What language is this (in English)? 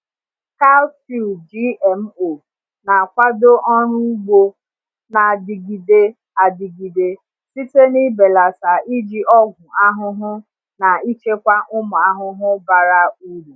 Igbo